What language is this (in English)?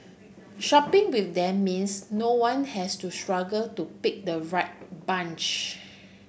English